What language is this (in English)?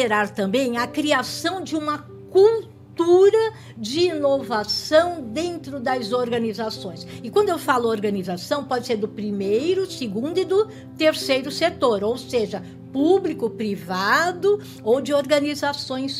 Portuguese